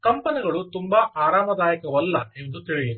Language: Kannada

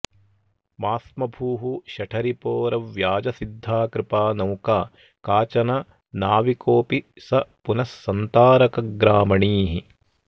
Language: Sanskrit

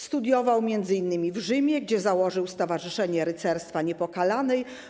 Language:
Polish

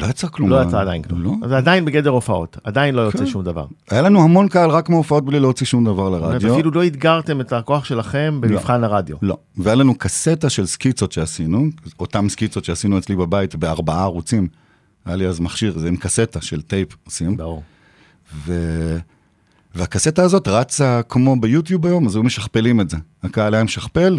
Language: Hebrew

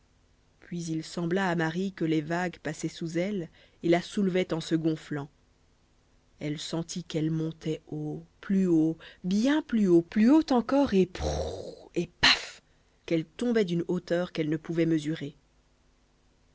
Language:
French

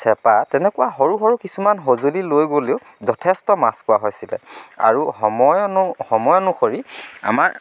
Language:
Assamese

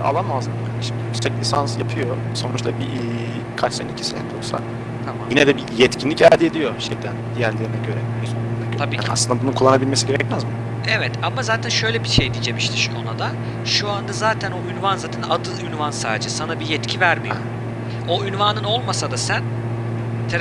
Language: Turkish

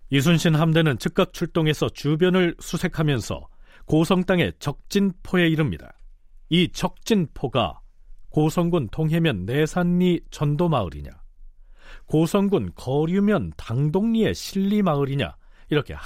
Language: Korean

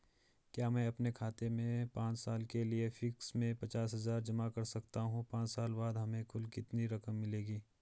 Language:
Hindi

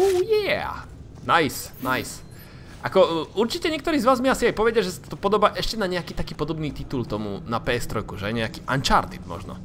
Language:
Slovak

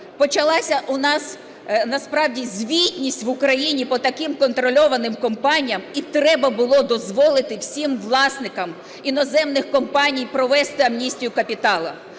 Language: Ukrainian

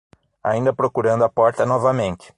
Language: Portuguese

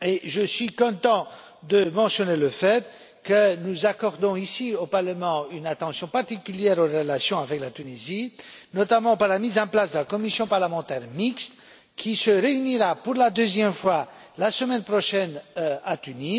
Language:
French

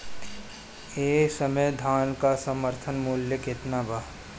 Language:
Bhojpuri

